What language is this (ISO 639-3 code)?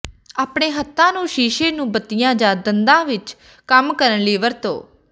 pan